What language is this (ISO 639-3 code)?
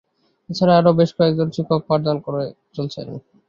ben